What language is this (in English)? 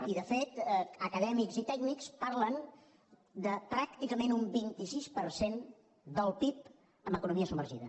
Catalan